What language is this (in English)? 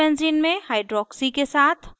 Hindi